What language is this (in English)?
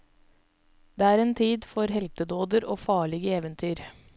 Norwegian